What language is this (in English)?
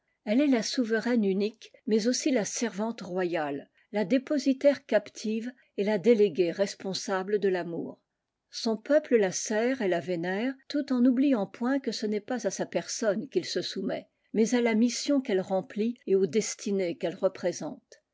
French